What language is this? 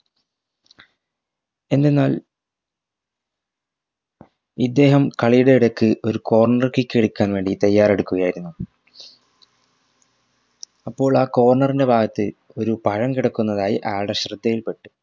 Malayalam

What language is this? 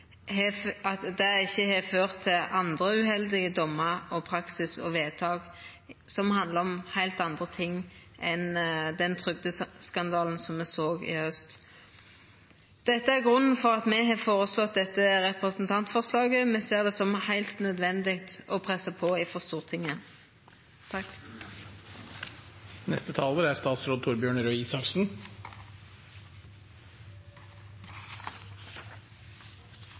Norwegian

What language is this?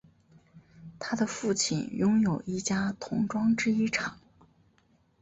Chinese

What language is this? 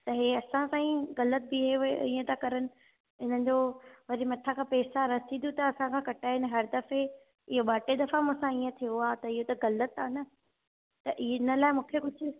Sindhi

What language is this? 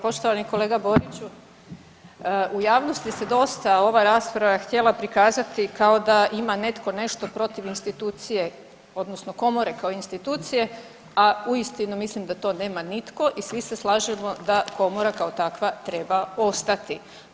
Croatian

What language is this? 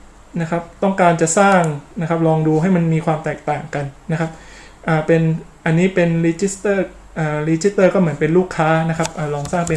Thai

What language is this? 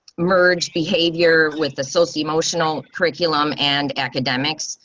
English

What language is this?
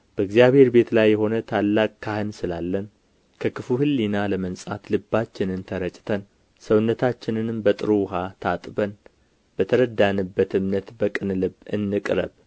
Amharic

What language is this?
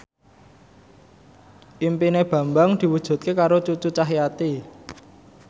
Javanese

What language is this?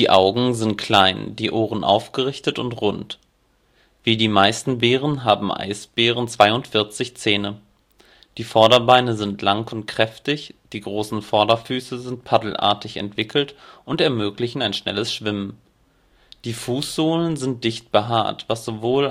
German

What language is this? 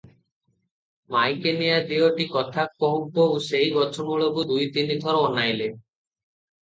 Odia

